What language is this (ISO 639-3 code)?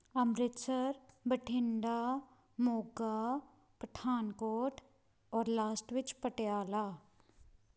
pan